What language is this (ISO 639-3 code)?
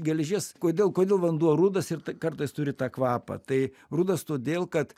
lit